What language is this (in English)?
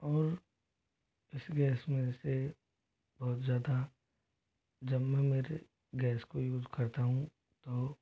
Hindi